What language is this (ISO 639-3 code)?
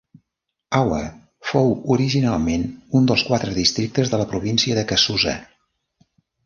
cat